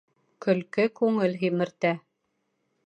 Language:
Bashkir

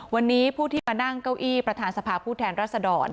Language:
Thai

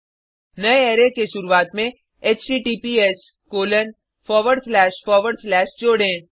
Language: Hindi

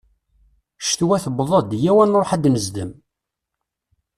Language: Kabyle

